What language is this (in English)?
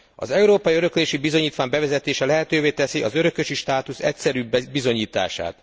Hungarian